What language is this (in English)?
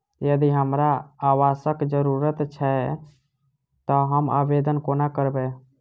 Maithili